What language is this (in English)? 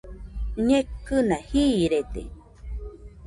Nüpode Huitoto